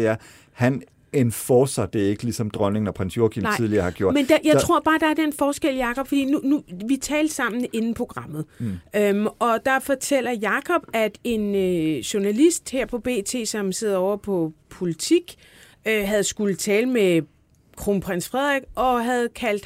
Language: Danish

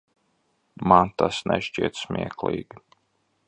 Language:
Latvian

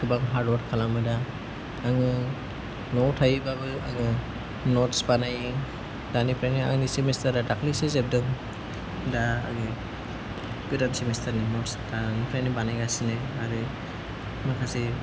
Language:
Bodo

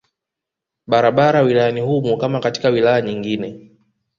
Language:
Swahili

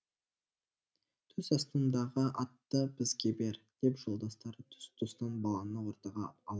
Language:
Kazakh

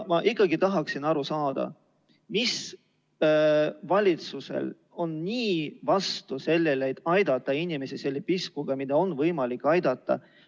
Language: Estonian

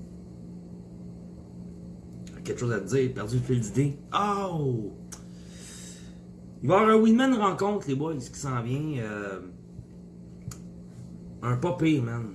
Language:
French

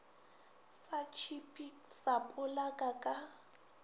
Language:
Northern Sotho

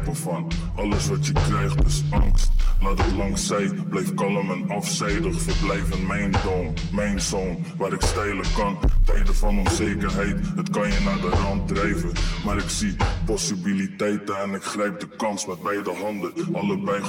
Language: Dutch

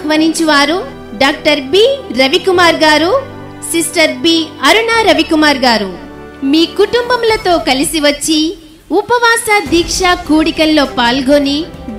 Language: Telugu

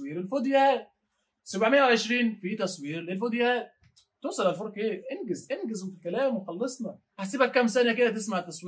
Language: Arabic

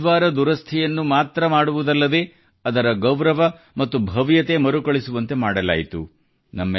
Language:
Kannada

